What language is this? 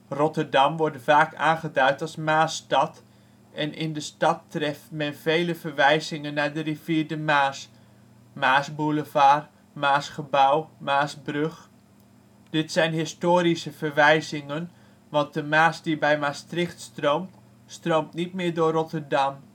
Dutch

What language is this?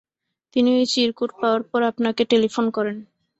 Bangla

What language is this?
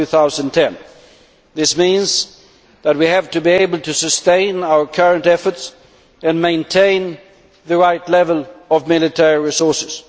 English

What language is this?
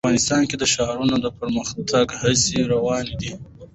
Pashto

